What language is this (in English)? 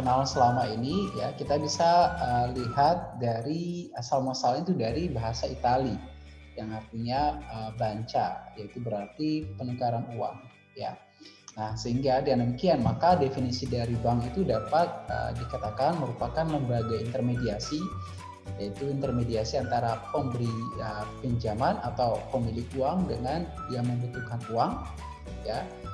Indonesian